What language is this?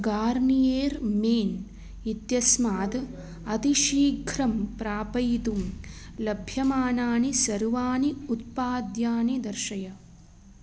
Sanskrit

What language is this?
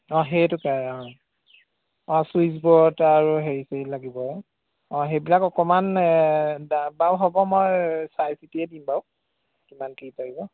Assamese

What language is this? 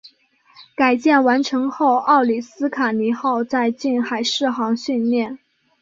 Chinese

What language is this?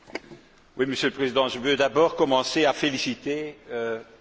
French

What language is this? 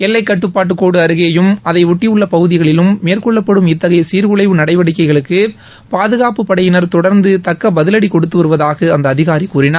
Tamil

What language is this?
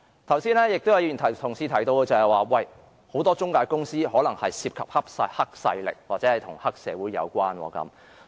Cantonese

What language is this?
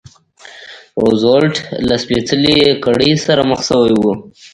Pashto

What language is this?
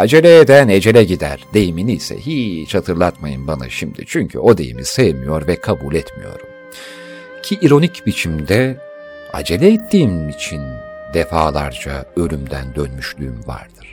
Turkish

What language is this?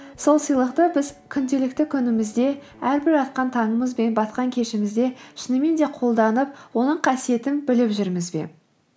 Kazakh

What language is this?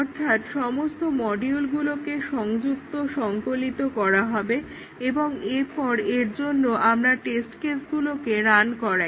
Bangla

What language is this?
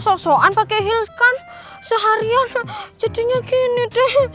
Indonesian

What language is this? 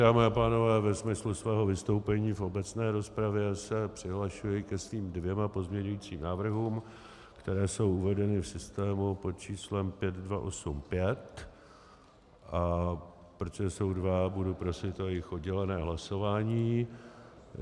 Czech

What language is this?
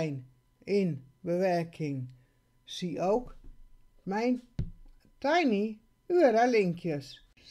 Dutch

